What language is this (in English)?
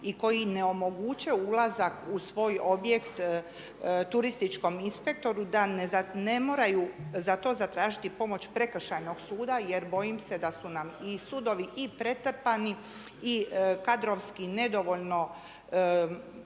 Croatian